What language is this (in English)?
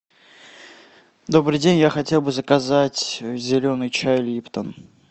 Russian